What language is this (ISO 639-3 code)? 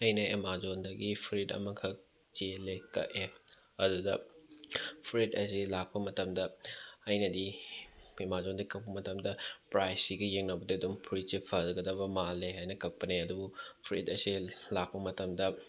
mni